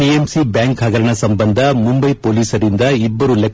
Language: Kannada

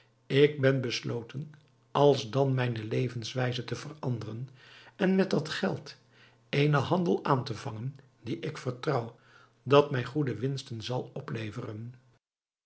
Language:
Dutch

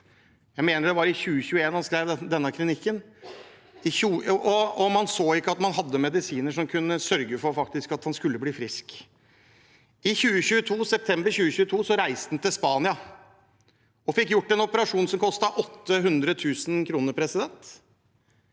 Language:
Norwegian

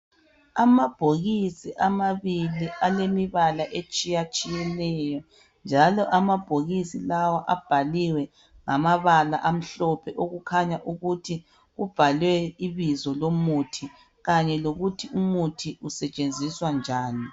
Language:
North Ndebele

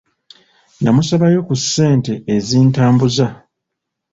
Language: Ganda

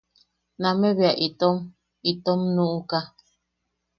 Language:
Yaqui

